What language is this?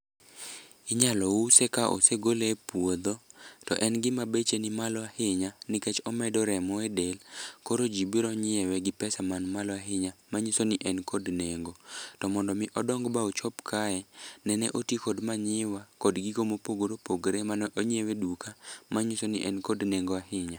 Luo (Kenya and Tanzania)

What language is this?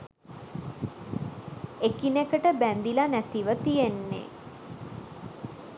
Sinhala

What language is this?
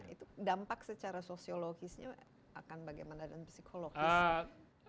Indonesian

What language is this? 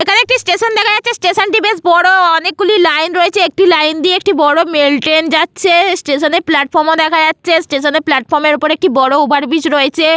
Bangla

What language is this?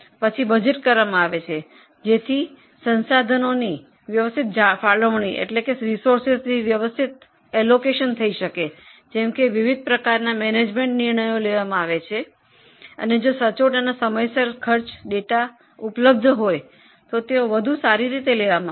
Gujarati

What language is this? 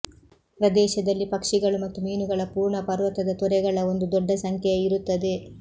Kannada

